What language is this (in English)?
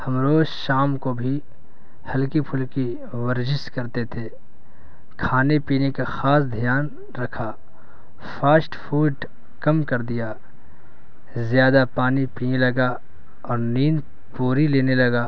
Urdu